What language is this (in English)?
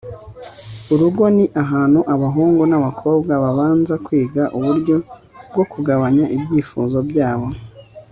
Kinyarwanda